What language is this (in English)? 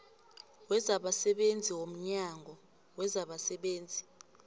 South Ndebele